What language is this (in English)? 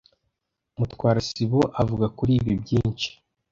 Kinyarwanda